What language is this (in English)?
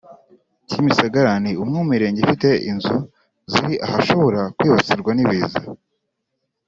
Kinyarwanda